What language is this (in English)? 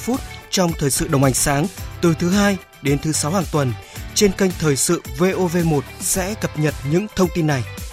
Vietnamese